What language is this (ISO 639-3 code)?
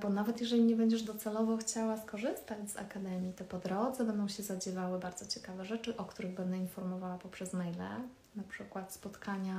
pol